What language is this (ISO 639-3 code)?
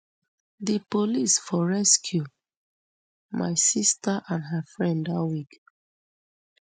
pcm